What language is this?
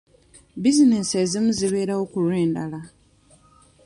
Ganda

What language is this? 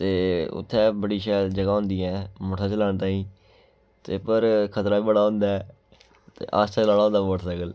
Dogri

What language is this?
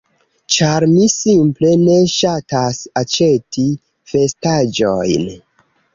Esperanto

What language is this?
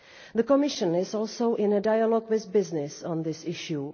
English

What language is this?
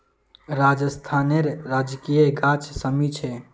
Magahi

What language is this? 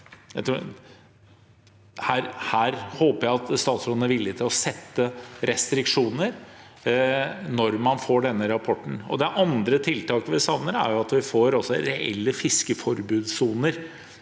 Norwegian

